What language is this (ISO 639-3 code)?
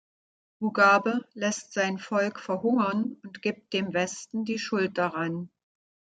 deu